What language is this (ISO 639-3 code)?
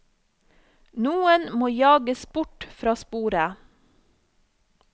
nor